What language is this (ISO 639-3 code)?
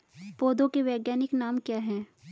hin